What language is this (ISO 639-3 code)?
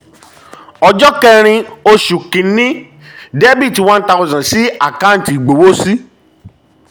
yor